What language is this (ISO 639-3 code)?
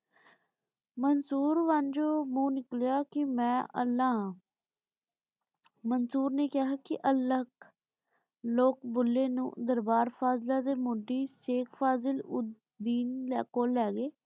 pan